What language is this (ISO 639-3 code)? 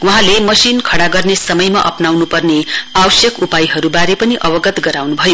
nep